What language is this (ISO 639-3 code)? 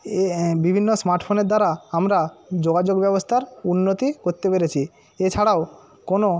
ben